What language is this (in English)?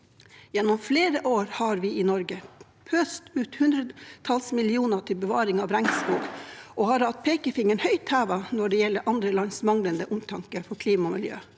Norwegian